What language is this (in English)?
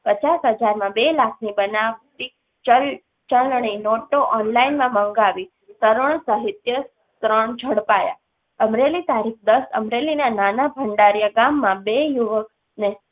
Gujarati